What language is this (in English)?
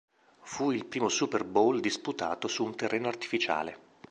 Italian